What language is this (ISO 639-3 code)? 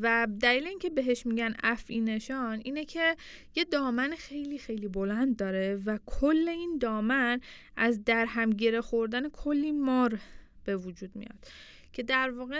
fas